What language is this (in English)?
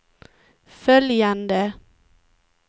Swedish